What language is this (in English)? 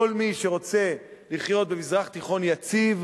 Hebrew